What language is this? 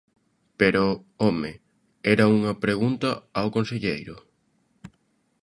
Galician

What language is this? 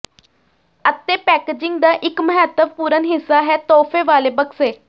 Punjabi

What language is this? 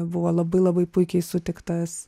Lithuanian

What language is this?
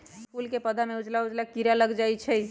Magahi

